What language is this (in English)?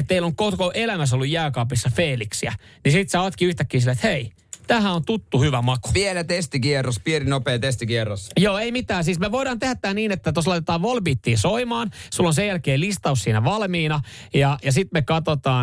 Finnish